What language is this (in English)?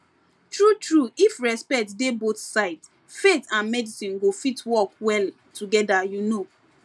Nigerian Pidgin